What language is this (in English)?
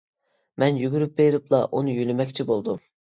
Uyghur